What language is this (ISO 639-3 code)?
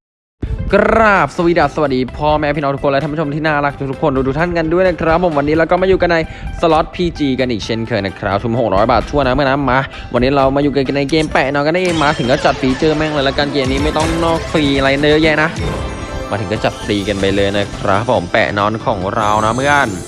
tha